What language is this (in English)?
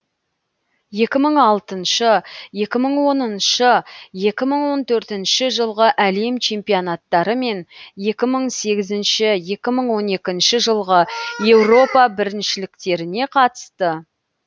Kazakh